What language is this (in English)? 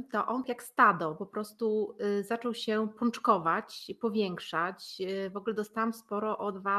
Polish